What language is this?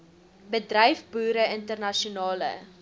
Afrikaans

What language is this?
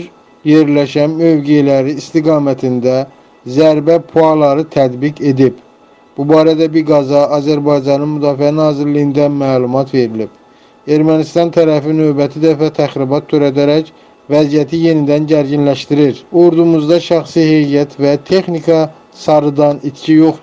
Turkish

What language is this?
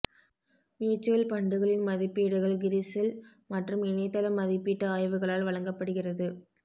Tamil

